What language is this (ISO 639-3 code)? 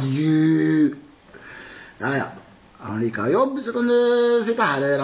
ara